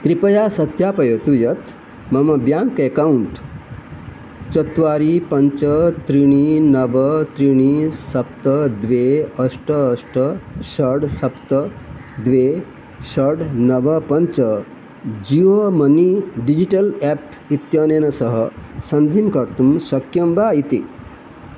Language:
Sanskrit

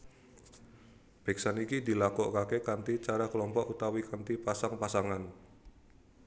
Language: Javanese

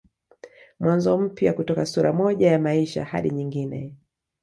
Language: Swahili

